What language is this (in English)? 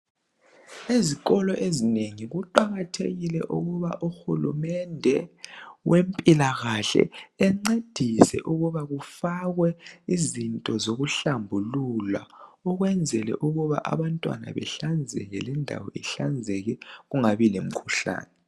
North Ndebele